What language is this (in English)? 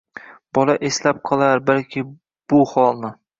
Uzbek